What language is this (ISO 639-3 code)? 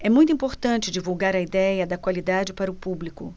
por